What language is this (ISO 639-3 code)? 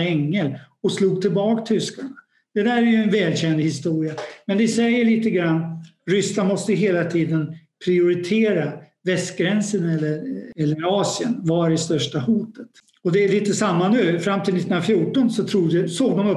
swe